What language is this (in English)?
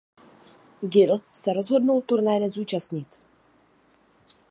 Czech